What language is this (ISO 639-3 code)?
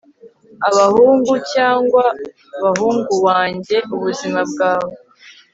kin